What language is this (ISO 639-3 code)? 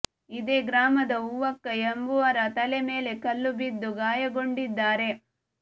kan